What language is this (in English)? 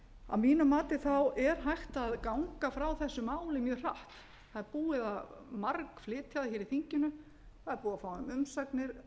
Icelandic